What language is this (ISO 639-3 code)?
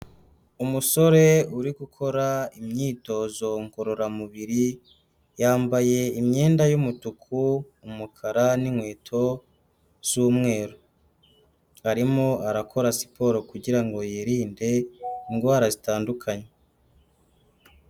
kin